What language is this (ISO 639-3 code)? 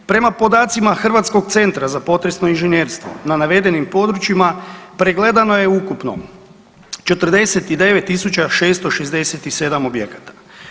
hrv